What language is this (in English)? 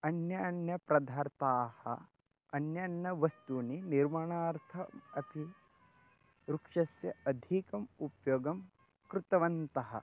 Sanskrit